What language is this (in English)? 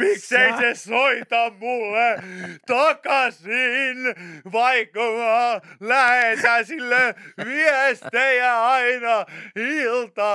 Finnish